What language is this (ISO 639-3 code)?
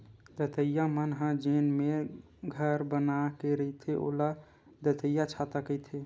hne